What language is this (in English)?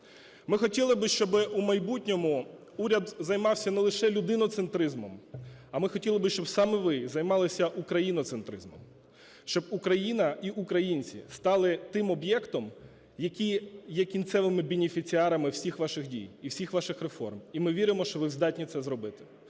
Ukrainian